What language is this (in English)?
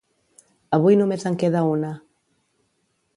Catalan